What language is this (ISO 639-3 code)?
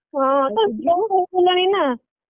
ori